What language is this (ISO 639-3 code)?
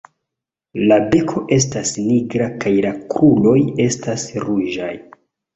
epo